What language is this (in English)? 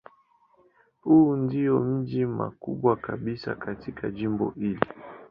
Swahili